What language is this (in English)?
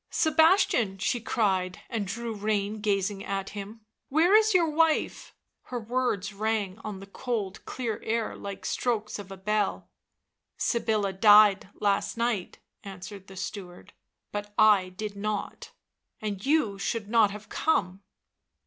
English